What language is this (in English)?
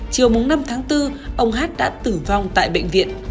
Vietnamese